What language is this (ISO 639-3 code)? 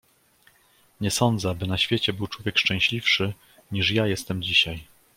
pol